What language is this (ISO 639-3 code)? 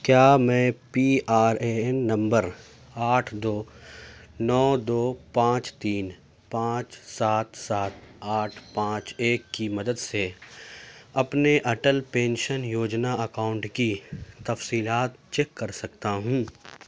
urd